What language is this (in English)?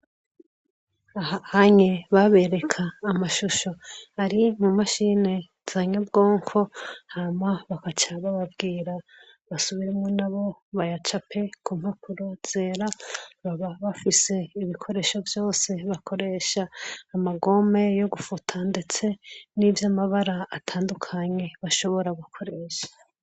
Rundi